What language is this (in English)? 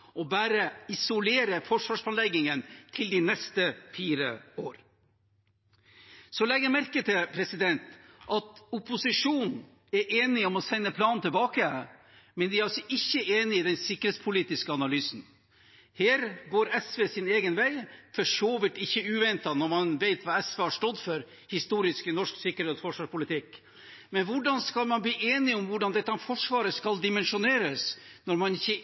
Norwegian Bokmål